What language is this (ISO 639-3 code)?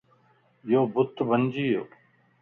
lss